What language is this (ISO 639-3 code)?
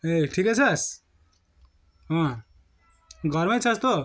nep